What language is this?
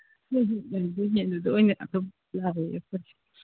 Manipuri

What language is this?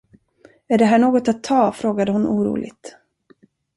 Swedish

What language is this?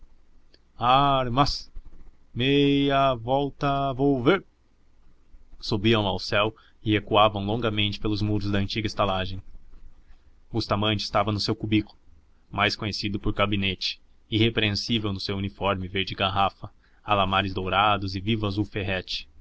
Portuguese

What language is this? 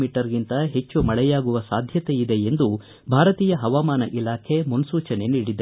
Kannada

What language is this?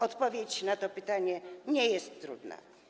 Polish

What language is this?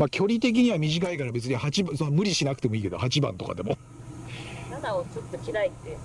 Japanese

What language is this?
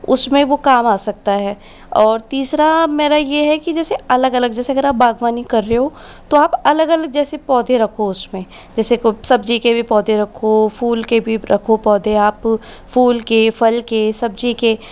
Hindi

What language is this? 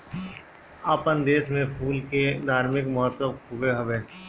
Bhojpuri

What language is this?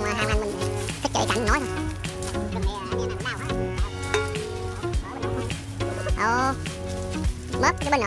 Vietnamese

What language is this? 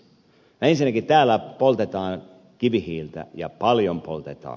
Finnish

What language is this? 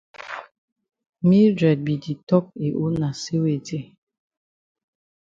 Cameroon Pidgin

